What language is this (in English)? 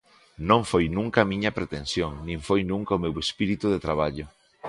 Galician